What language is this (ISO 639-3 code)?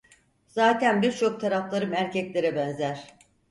tur